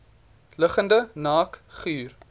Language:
Afrikaans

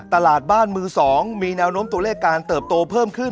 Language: Thai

